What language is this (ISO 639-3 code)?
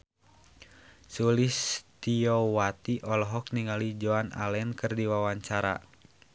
sun